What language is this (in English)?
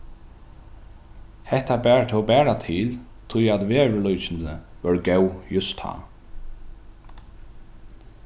Faroese